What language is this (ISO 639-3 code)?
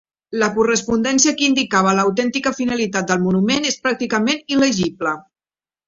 cat